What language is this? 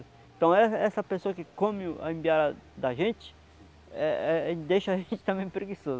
Portuguese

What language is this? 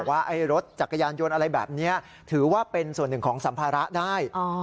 Thai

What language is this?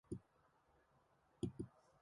Mongolian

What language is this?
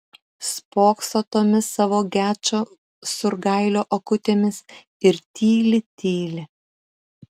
Lithuanian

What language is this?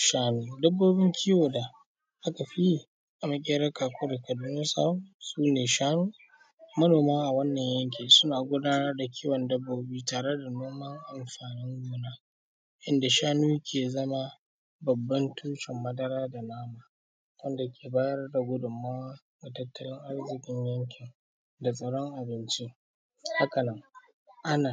Hausa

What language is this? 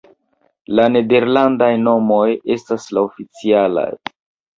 Esperanto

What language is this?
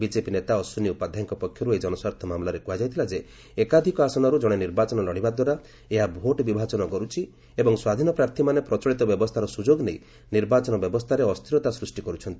Odia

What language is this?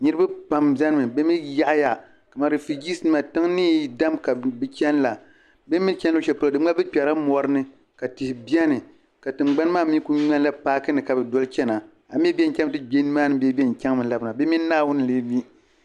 Dagbani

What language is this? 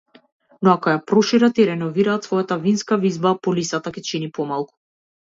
Macedonian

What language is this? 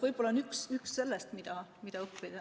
Estonian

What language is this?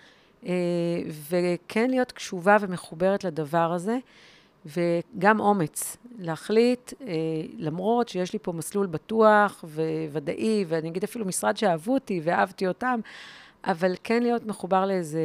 Hebrew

